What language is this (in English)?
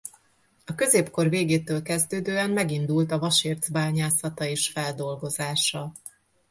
Hungarian